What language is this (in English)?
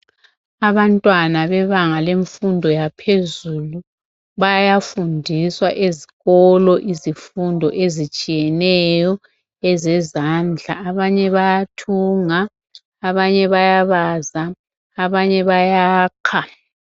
North Ndebele